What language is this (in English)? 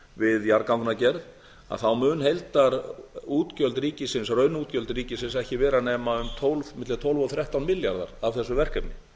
Icelandic